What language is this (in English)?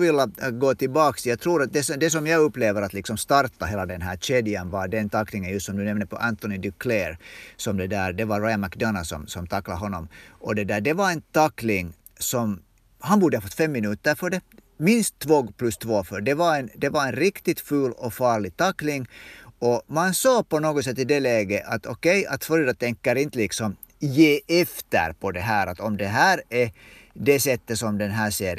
Swedish